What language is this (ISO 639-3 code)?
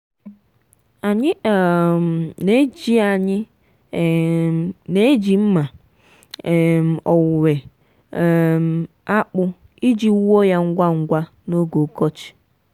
ibo